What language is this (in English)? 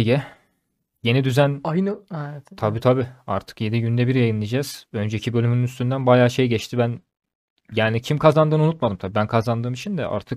Turkish